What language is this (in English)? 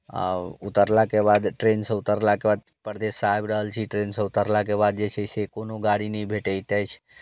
Maithili